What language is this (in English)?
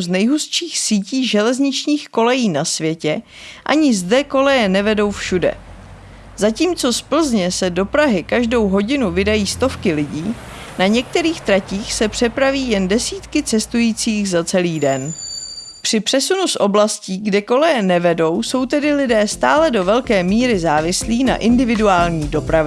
Czech